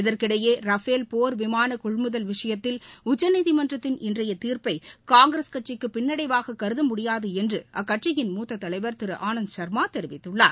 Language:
Tamil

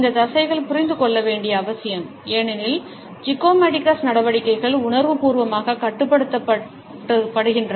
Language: Tamil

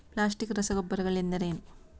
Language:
Kannada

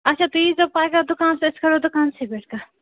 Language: Kashmiri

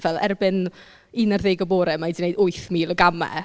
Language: Welsh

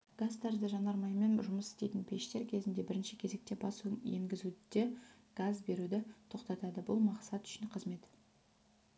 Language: Kazakh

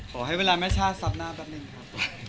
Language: Thai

